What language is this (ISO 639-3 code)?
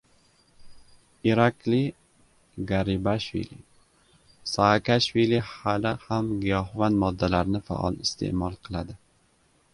uzb